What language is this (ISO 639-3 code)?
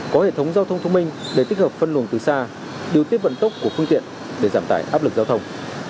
vie